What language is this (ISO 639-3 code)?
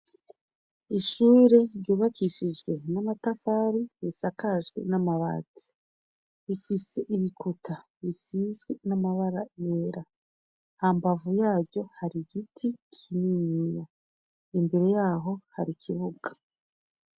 run